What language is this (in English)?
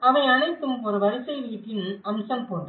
Tamil